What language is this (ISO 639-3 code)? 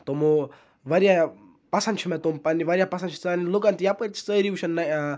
kas